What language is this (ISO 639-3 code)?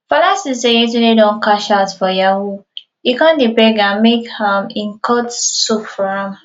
pcm